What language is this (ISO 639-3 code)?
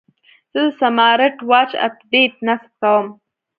pus